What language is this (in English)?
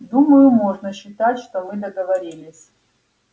Russian